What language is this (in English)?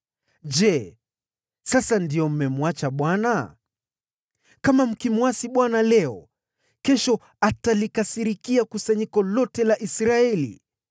Swahili